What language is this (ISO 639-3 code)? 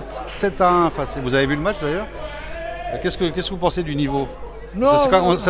fra